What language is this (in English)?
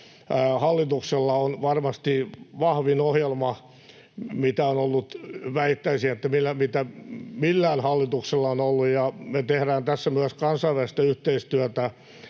Finnish